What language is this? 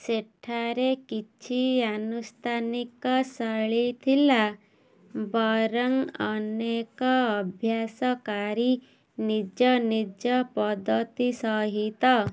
Odia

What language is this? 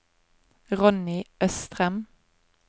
Norwegian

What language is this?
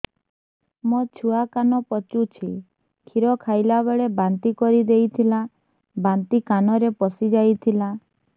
Odia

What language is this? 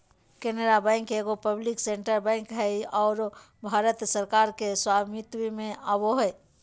Magahi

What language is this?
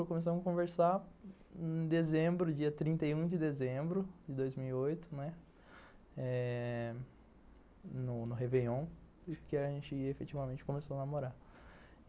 Portuguese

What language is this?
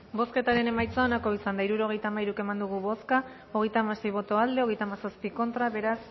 Basque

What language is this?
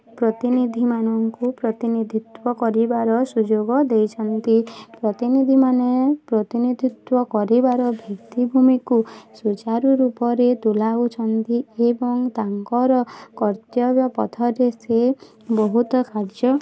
Odia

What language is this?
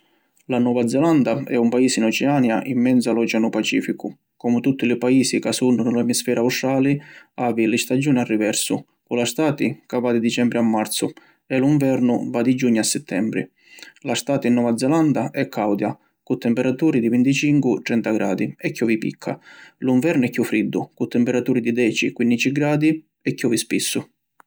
Sicilian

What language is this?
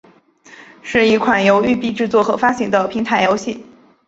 Chinese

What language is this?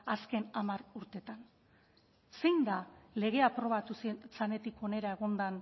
Basque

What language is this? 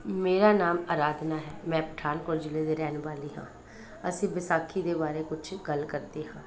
Punjabi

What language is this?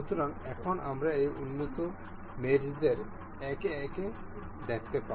Bangla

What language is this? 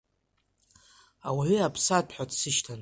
Abkhazian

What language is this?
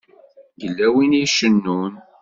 Kabyle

